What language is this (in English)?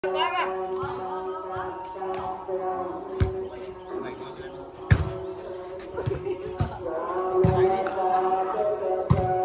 Thai